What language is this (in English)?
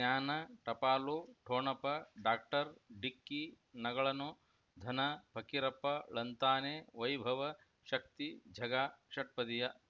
Kannada